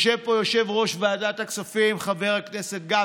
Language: Hebrew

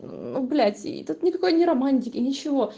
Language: Russian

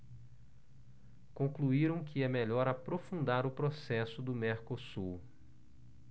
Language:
Portuguese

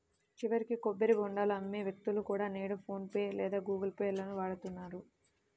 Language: Telugu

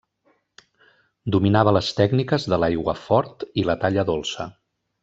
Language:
Catalan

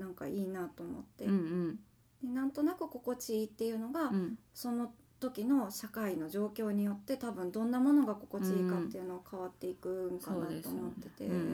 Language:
Japanese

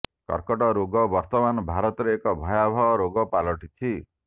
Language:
Odia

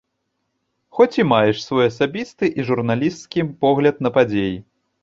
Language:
Belarusian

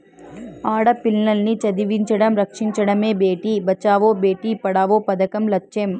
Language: Telugu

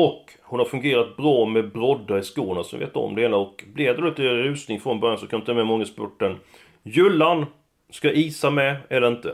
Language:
Swedish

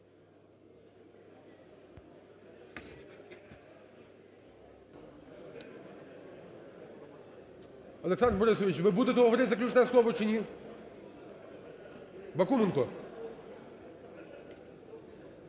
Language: Ukrainian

